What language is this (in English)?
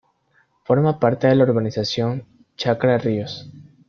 Spanish